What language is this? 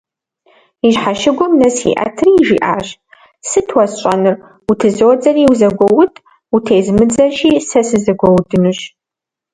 Kabardian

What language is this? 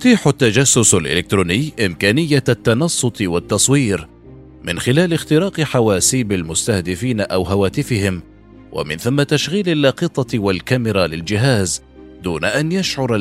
Arabic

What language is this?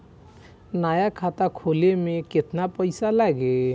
Bhojpuri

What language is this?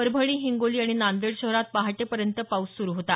Marathi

